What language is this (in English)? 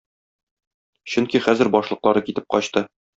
Tatar